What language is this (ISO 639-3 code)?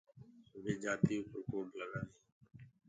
ggg